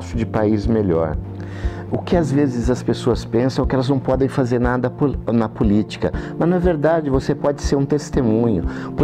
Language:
Portuguese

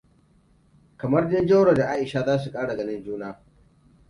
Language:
Hausa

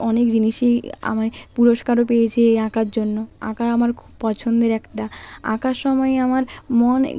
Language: Bangla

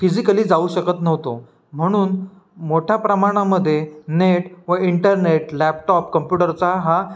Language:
Marathi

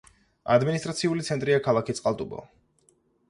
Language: Georgian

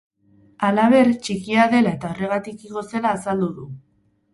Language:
Basque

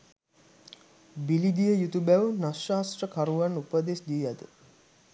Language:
Sinhala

